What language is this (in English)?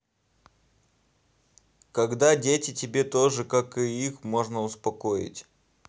Russian